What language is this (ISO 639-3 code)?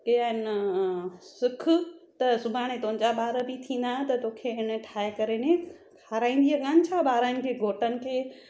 snd